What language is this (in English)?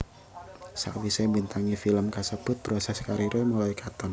Javanese